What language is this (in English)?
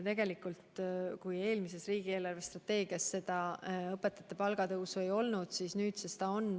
Estonian